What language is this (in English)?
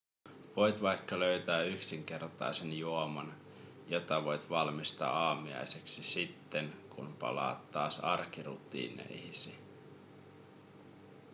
Finnish